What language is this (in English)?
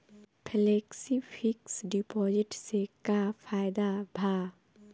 Bhojpuri